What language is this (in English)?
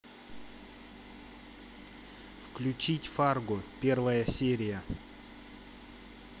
Russian